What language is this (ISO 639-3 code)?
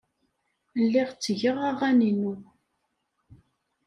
kab